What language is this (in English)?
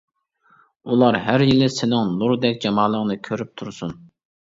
Uyghur